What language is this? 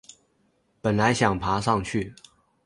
Chinese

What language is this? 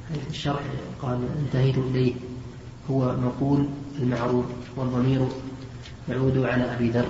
Arabic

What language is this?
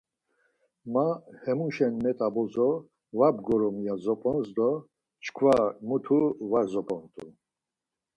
Laz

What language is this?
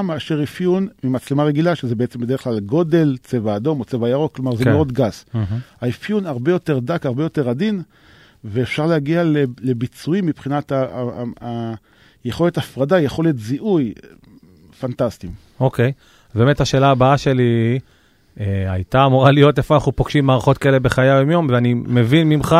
Hebrew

